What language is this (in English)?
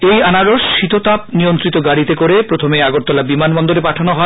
Bangla